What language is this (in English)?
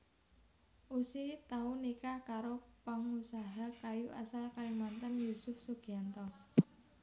Javanese